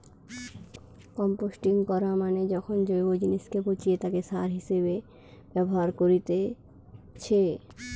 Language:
Bangla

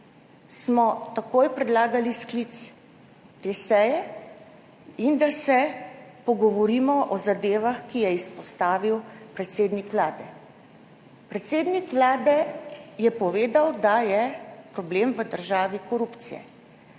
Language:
Slovenian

